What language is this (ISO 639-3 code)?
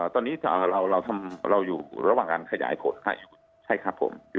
tha